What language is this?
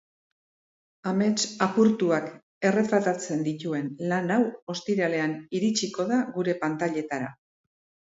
Basque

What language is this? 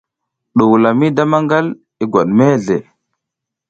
South Giziga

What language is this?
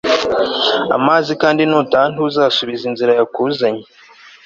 Kinyarwanda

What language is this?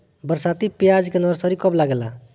Bhojpuri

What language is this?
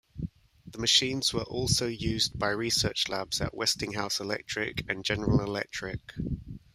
English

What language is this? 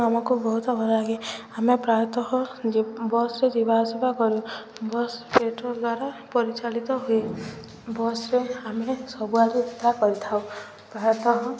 Odia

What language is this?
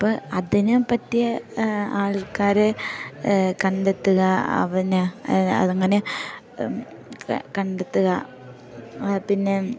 Malayalam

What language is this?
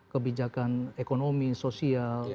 Indonesian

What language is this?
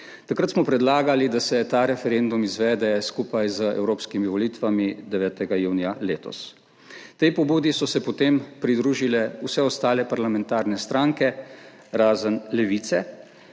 Slovenian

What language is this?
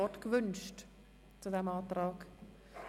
Swiss German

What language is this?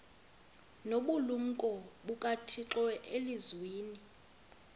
Xhosa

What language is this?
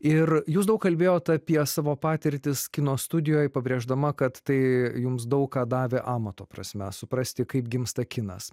Lithuanian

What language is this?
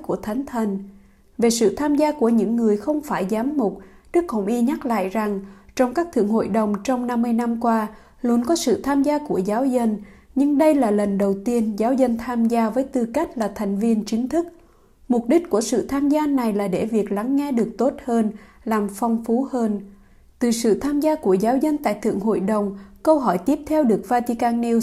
Vietnamese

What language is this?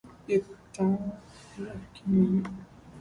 Portuguese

